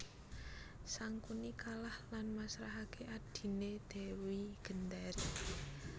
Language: Javanese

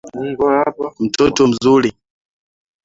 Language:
Swahili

